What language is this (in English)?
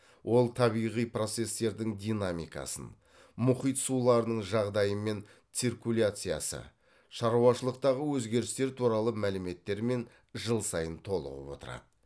Kazakh